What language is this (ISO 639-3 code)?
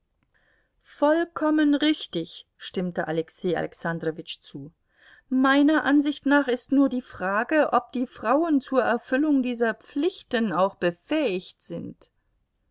deu